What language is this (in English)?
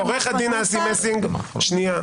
Hebrew